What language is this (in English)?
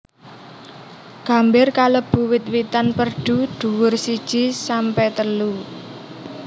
Javanese